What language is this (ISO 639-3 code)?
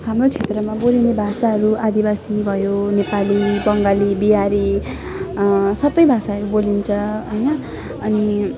nep